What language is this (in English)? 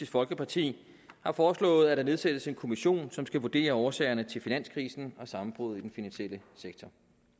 Danish